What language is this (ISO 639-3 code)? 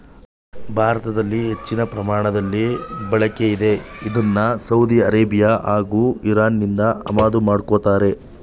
kan